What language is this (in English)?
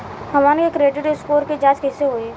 Bhojpuri